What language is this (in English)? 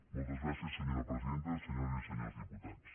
Catalan